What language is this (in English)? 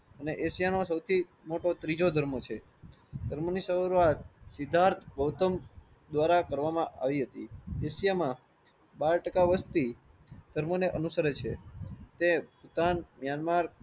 Gujarati